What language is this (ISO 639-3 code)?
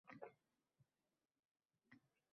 uzb